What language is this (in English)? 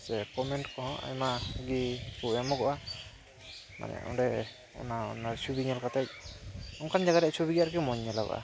Santali